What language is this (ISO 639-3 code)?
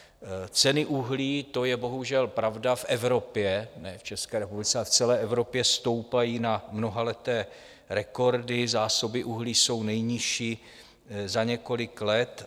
ces